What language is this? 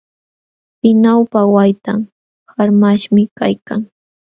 Jauja Wanca Quechua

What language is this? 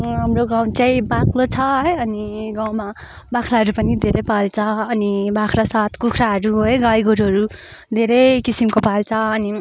Nepali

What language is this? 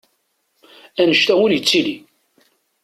Kabyle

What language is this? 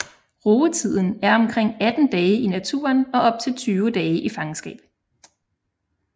Danish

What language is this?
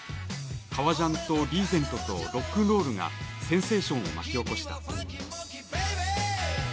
Japanese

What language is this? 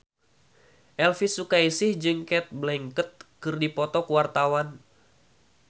Sundanese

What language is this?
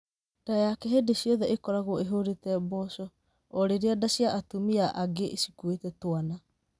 Kikuyu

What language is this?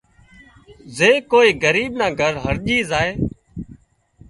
Wadiyara Koli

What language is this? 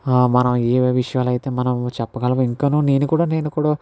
Telugu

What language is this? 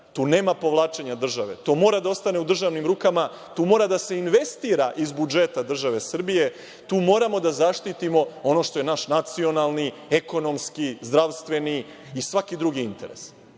Serbian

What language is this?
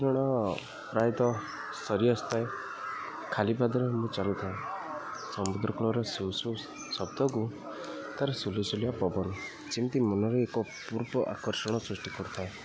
Odia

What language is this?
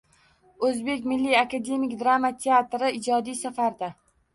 Uzbek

